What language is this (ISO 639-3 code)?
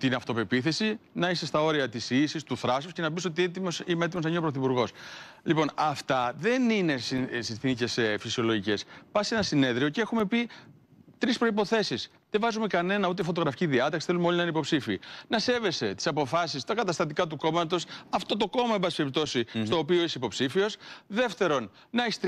ell